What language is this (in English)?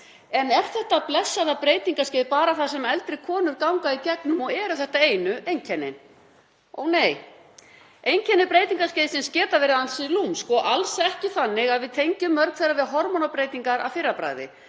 Icelandic